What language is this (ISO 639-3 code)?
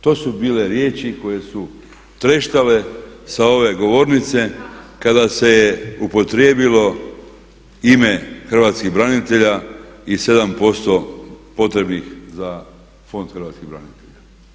hrv